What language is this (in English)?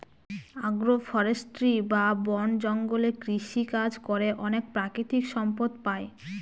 Bangla